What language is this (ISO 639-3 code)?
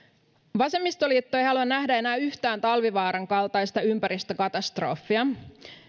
fin